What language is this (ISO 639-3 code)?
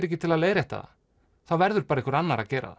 isl